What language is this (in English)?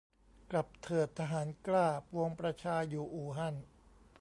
Thai